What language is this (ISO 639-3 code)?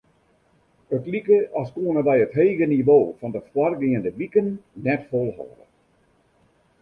fry